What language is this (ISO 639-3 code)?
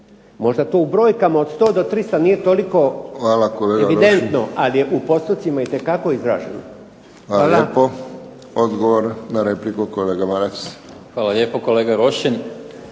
hrv